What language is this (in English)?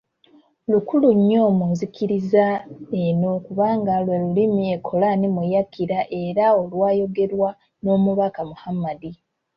Ganda